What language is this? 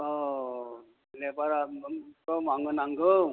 Bodo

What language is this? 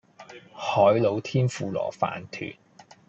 Cantonese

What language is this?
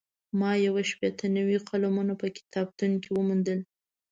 Pashto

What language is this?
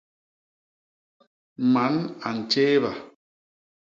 Basaa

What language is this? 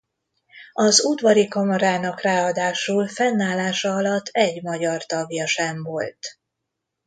Hungarian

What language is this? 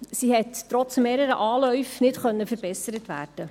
Swiss German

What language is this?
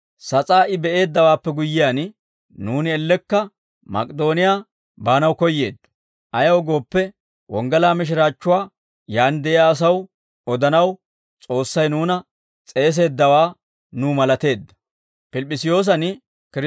Dawro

